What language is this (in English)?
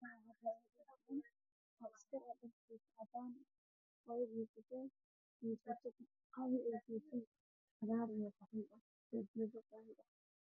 Somali